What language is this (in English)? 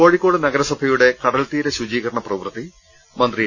Malayalam